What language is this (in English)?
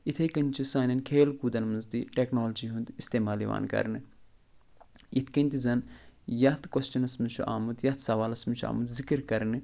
Kashmiri